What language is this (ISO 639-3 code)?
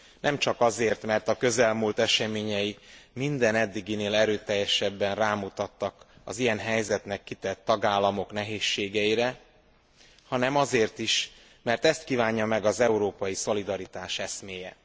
hun